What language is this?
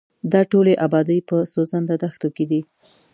Pashto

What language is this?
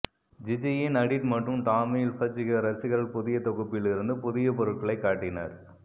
Tamil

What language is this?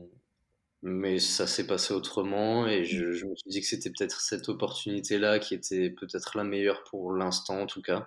French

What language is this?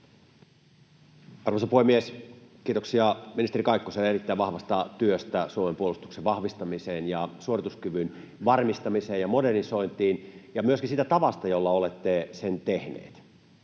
Finnish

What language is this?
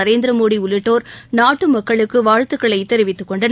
Tamil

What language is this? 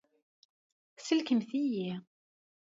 Kabyle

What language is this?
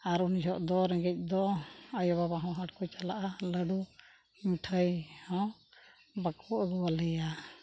Santali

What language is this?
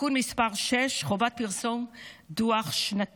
Hebrew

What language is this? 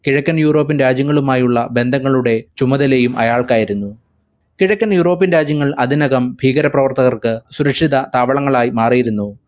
Malayalam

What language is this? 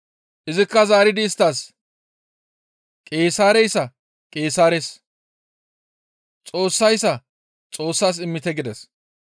Gamo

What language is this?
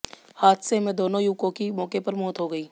Hindi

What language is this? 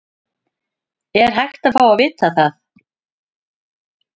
Icelandic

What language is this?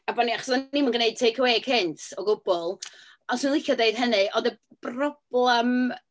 Welsh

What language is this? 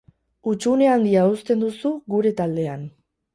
Basque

